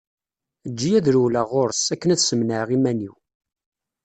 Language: Kabyle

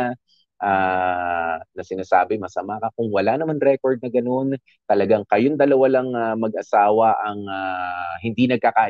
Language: Filipino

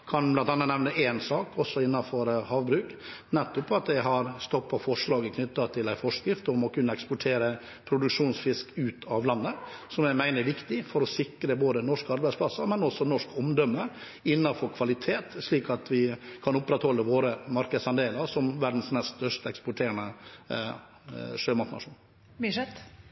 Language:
Norwegian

